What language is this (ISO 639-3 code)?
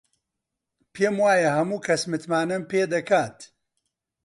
ckb